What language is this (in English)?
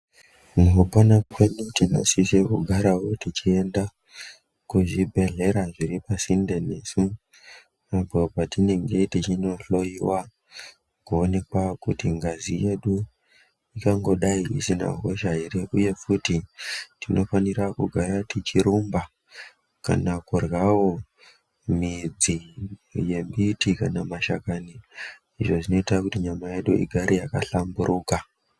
Ndau